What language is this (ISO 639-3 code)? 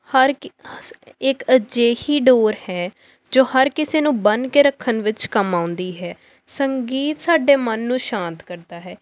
pan